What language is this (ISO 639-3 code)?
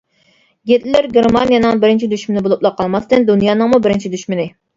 uig